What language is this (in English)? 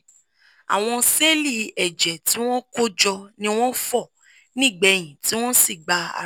Yoruba